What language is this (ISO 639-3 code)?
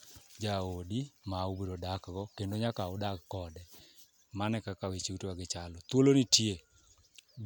luo